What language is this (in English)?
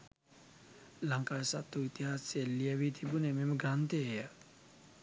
Sinhala